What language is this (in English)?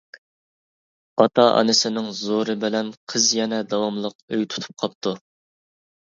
Uyghur